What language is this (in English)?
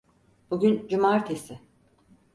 Turkish